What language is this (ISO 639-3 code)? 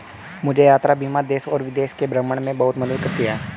hin